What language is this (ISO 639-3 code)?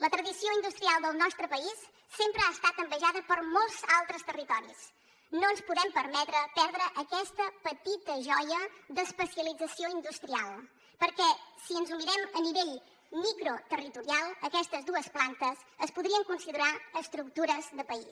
cat